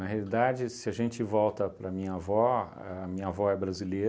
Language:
Portuguese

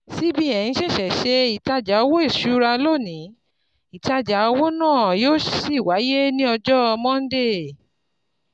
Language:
Yoruba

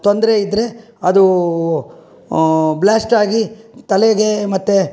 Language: Kannada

